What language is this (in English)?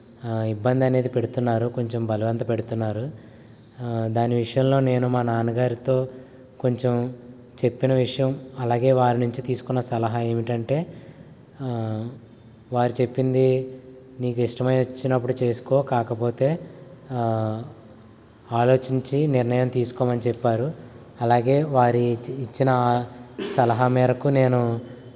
Telugu